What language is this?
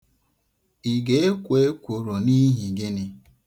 Igbo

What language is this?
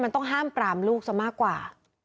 Thai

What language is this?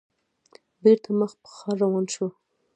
Pashto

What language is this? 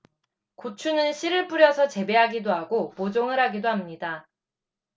Korean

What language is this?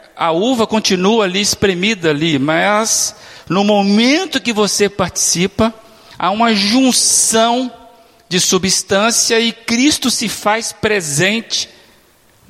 Portuguese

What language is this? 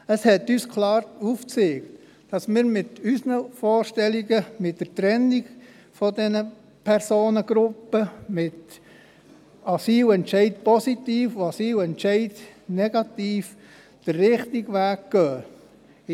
Swiss German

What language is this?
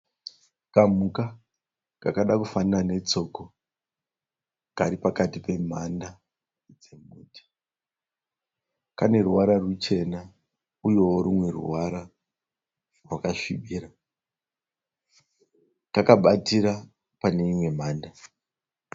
Shona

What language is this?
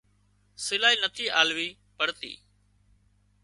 Wadiyara Koli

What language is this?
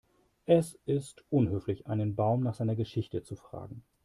German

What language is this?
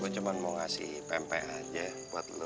Indonesian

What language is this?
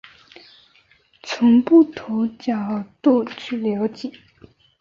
Chinese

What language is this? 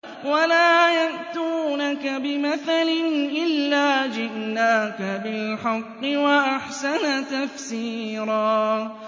Arabic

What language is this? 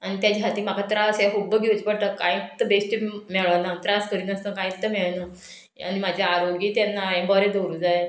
Konkani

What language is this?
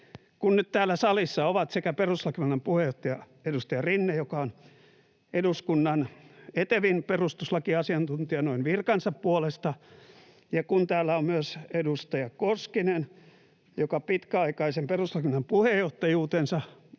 Finnish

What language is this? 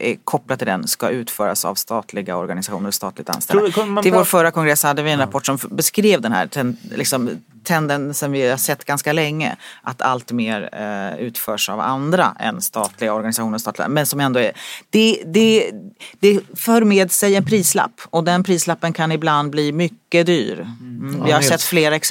Swedish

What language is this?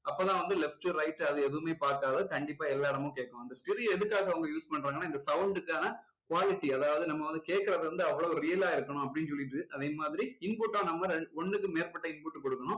Tamil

